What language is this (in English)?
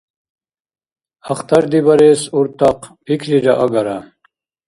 Dargwa